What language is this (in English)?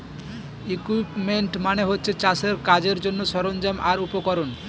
Bangla